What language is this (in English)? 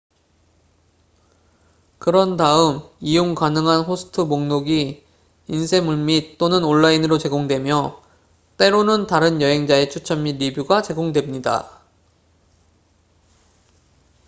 Korean